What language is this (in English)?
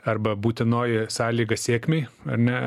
Lithuanian